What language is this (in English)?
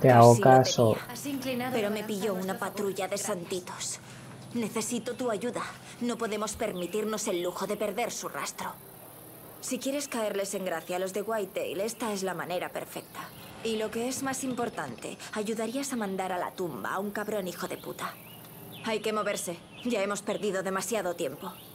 Spanish